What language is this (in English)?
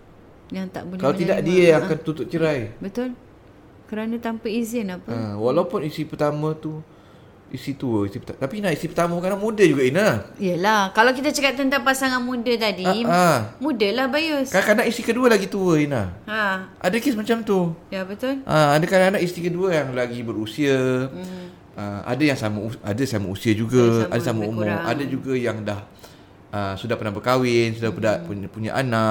Malay